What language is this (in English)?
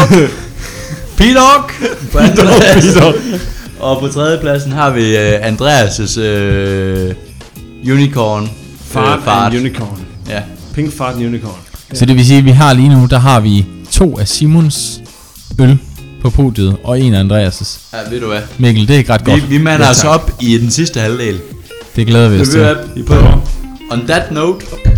Danish